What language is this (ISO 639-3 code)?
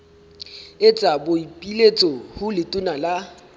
sot